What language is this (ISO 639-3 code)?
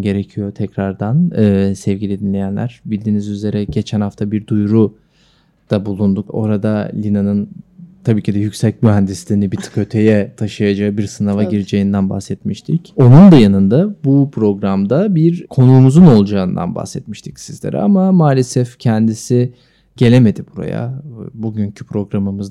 tur